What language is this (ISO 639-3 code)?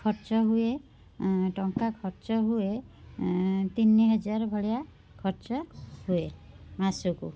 ori